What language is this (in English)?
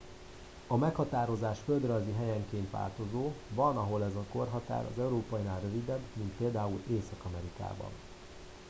Hungarian